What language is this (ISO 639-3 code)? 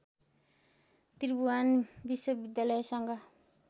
nep